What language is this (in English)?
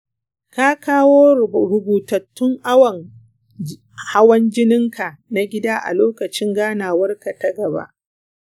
Hausa